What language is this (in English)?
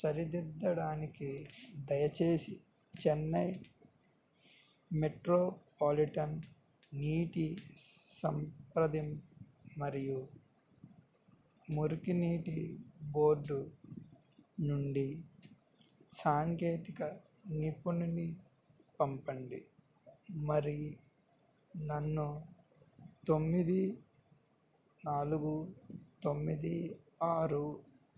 Telugu